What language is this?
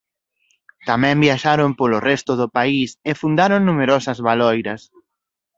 Galician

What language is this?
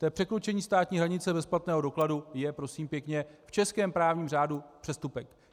Czech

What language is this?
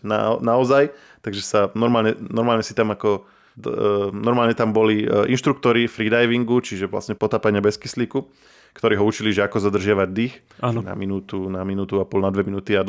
Slovak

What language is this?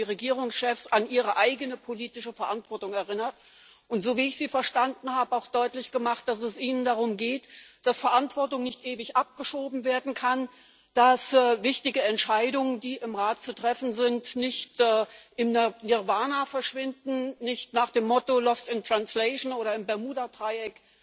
German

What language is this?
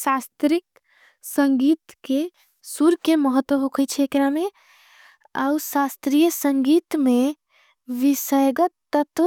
Angika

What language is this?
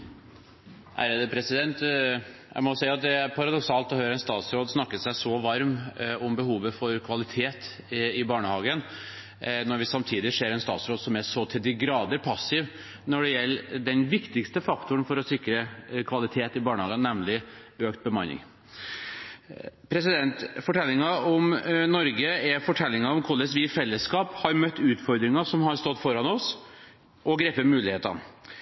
Norwegian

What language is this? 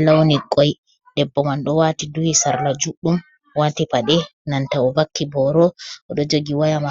Fula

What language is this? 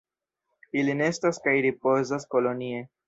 Esperanto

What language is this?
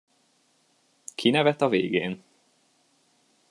Hungarian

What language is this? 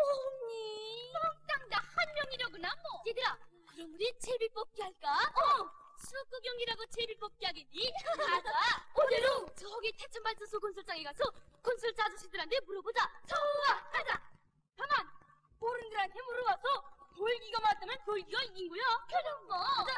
Korean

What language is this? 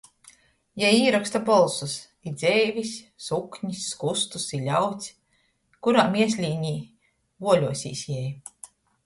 Latgalian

